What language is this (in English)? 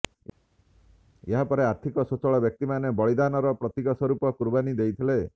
Odia